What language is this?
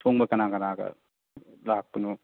Manipuri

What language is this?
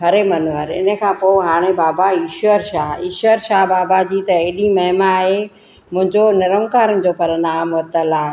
Sindhi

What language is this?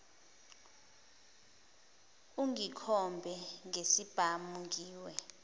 Zulu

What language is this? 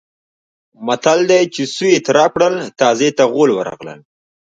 Pashto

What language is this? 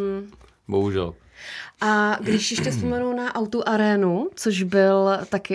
Czech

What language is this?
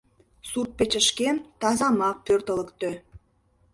Mari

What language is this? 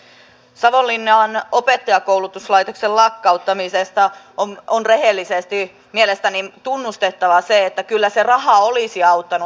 Finnish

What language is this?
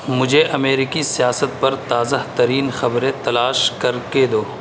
Urdu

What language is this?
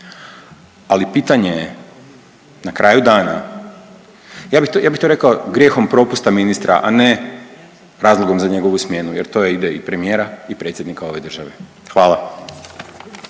Croatian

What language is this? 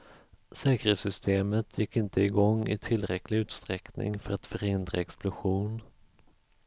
Swedish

